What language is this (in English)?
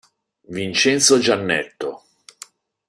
Italian